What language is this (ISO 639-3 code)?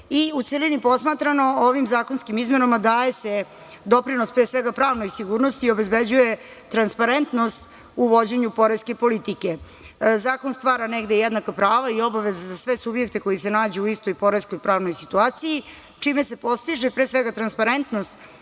srp